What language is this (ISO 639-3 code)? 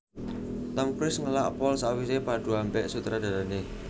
jav